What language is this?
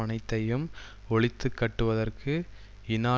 Tamil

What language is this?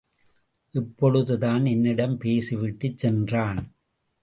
Tamil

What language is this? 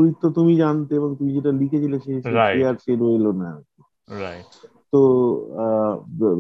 Bangla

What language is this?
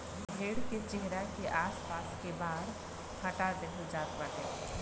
Bhojpuri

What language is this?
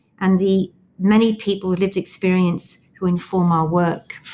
English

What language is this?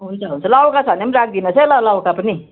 Nepali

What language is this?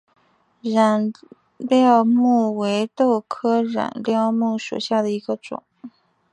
Chinese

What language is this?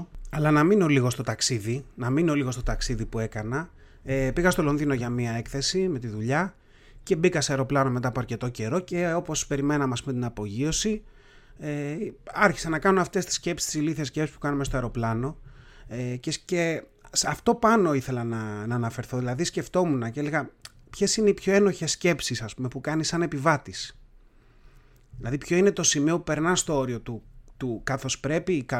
Greek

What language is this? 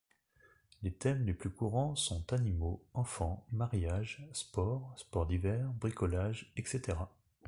French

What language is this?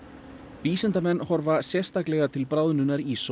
Icelandic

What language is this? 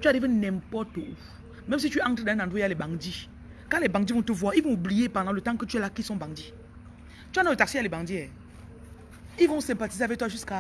French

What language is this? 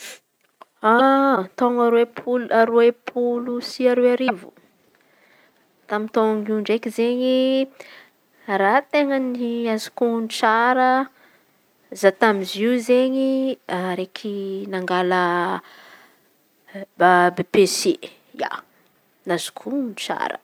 Antankarana Malagasy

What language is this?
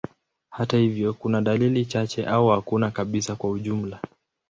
Swahili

